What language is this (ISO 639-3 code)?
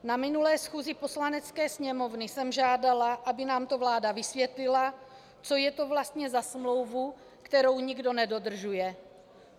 ces